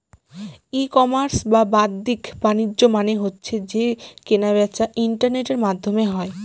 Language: Bangla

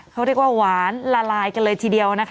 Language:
Thai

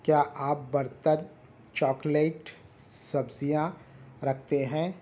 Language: Urdu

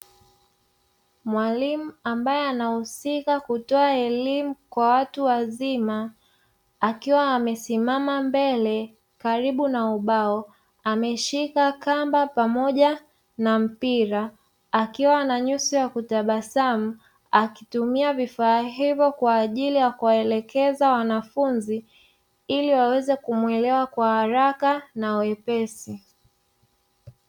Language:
Swahili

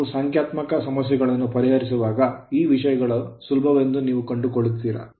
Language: Kannada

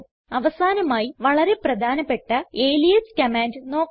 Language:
Malayalam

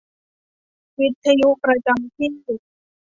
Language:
Thai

